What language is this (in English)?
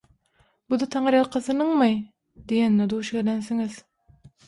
Turkmen